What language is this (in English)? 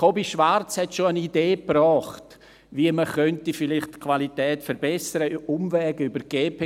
Swiss German